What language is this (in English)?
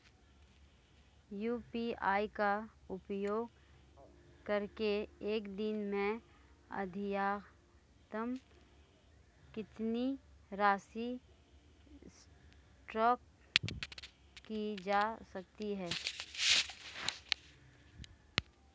Hindi